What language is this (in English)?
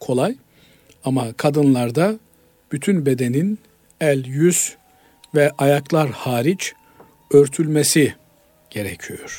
Turkish